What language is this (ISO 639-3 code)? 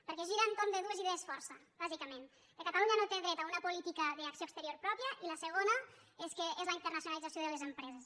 cat